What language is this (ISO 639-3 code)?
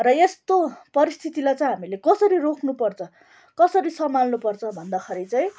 nep